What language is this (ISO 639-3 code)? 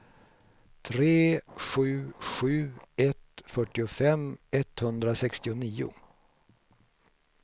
swe